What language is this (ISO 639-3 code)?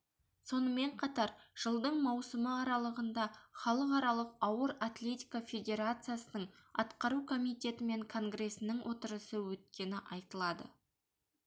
kaz